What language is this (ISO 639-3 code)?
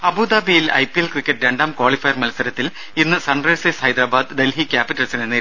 mal